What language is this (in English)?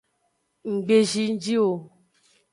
Aja (Benin)